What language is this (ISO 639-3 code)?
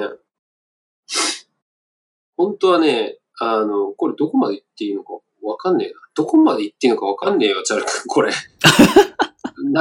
jpn